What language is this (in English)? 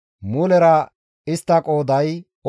Gamo